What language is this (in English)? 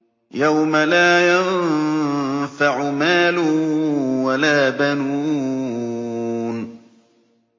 Arabic